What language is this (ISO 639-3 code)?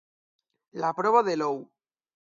cat